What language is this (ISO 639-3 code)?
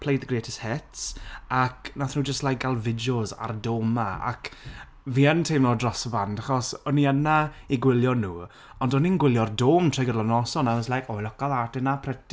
cym